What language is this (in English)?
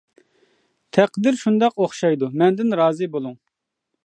Uyghur